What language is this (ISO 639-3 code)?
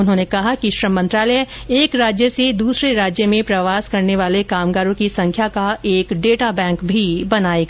hin